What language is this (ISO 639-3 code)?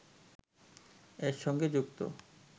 ben